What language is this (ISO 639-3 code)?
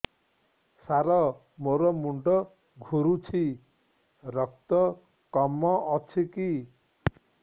ori